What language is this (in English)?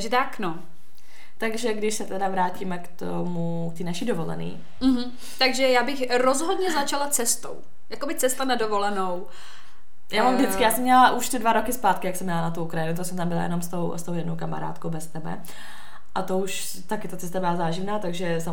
Czech